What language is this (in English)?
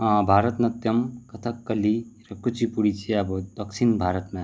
Nepali